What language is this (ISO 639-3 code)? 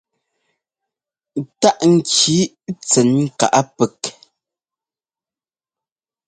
jgo